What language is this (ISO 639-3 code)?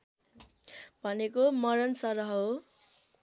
nep